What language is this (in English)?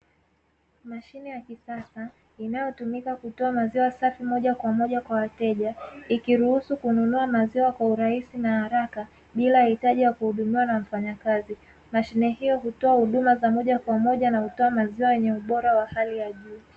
Swahili